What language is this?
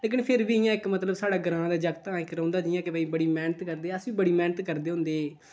Dogri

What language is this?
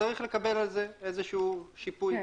Hebrew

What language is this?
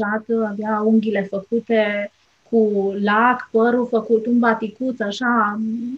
Romanian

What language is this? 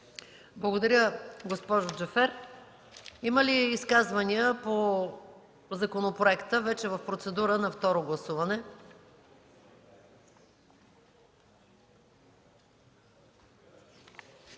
Bulgarian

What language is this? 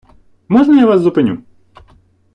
Ukrainian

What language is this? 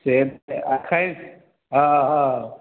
Maithili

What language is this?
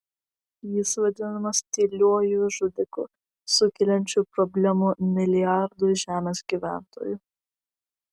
Lithuanian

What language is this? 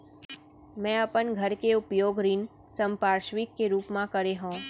Chhattisgarhi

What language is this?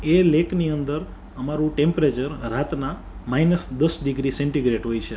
Gujarati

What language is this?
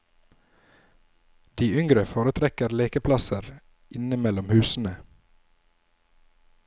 Norwegian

